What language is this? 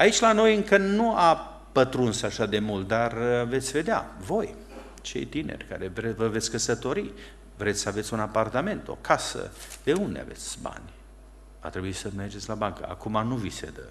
Romanian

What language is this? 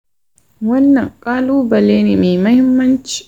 Hausa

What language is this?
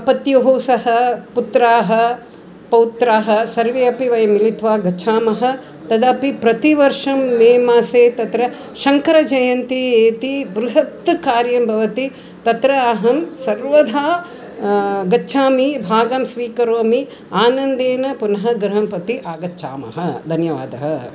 Sanskrit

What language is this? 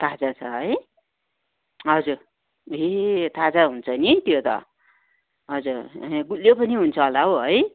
Nepali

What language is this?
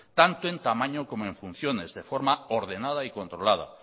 Spanish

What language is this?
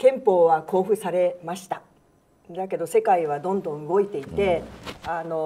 Japanese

